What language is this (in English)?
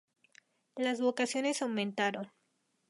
Spanish